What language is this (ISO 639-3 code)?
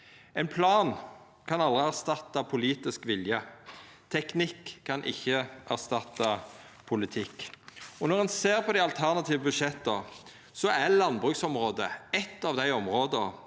nor